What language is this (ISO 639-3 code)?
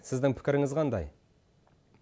kaz